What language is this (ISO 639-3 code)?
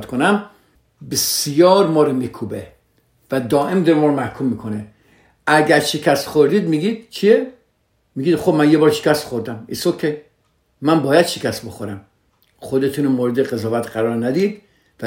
fas